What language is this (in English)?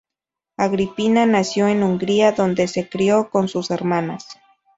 Spanish